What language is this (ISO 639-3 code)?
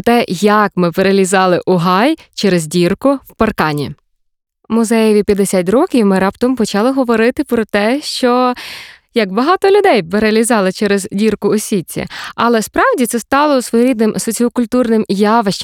ukr